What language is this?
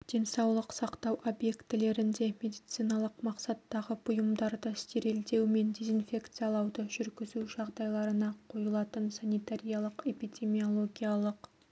Kazakh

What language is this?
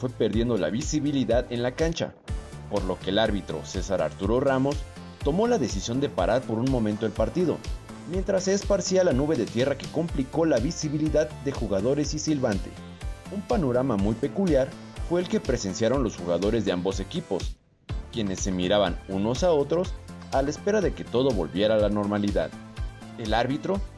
Spanish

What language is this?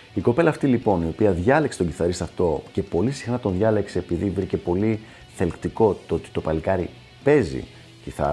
Greek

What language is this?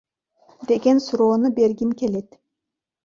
Kyrgyz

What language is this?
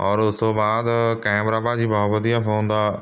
Punjabi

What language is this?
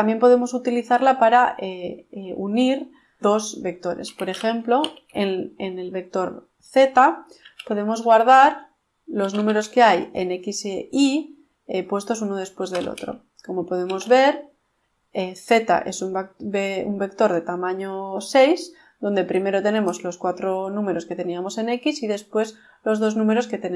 Spanish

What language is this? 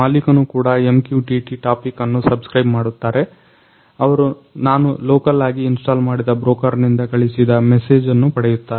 Kannada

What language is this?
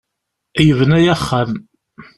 Kabyle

